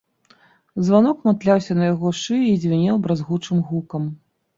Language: Belarusian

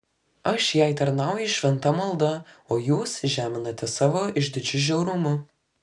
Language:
Lithuanian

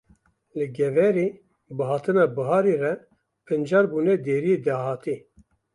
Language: Kurdish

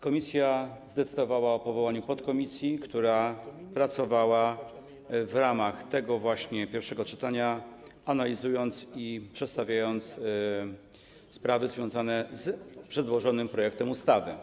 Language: Polish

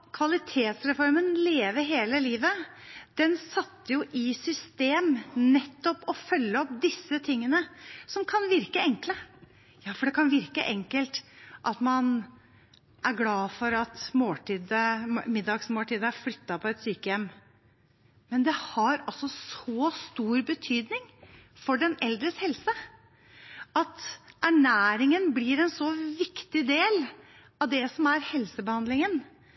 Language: Norwegian Bokmål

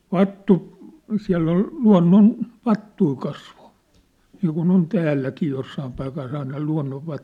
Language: Finnish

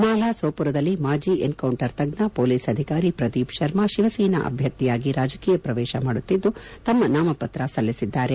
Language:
Kannada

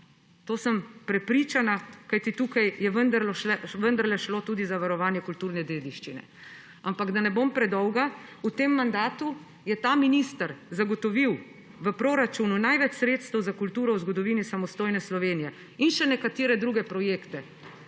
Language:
Slovenian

